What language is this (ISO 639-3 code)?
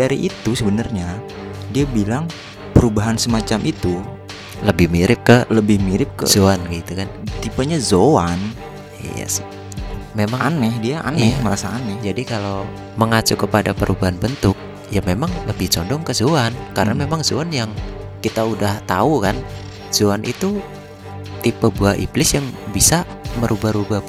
ind